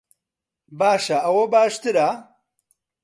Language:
Central Kurdish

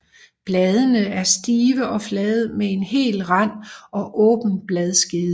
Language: Danish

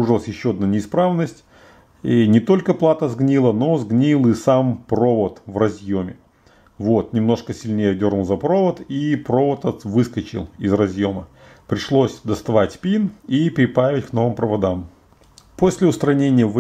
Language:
Russian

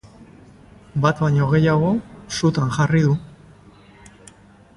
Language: Basque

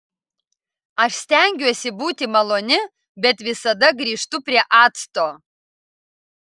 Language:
Lithuanian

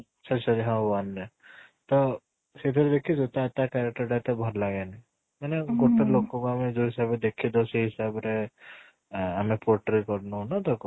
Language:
Odia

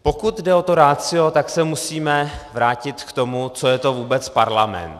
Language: Czech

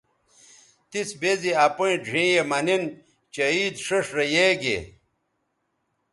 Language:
Bateri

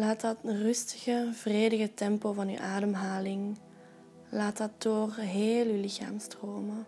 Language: Dutch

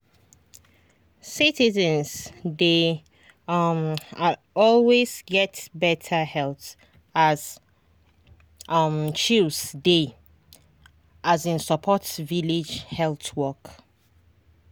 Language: Nigerian Pidgin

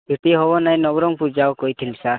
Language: Odia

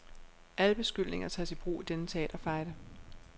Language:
Danish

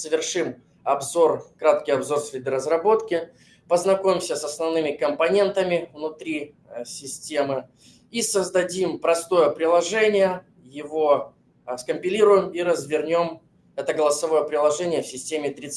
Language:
Russian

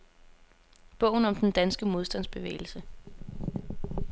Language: Danish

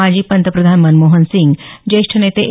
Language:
Marathi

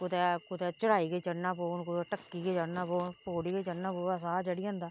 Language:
Dogri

